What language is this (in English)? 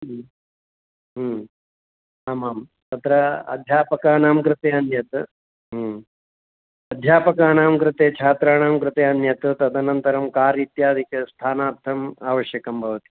Sanskrit